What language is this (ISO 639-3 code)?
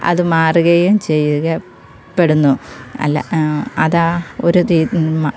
mal